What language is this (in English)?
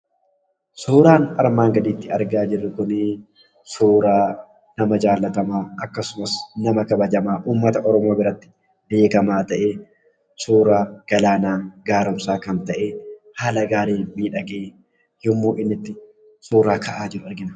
Oromo